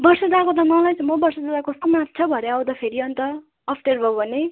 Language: Nepali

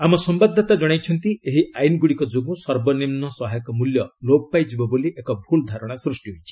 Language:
Odia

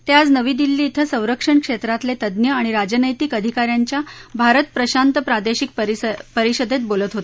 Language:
Marathi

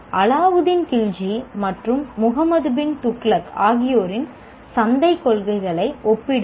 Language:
Tamil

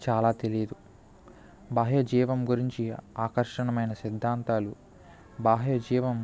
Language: Telugu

